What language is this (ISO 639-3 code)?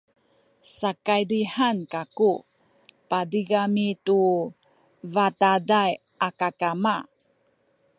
szy